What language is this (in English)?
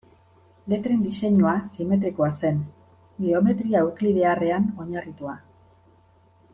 Basque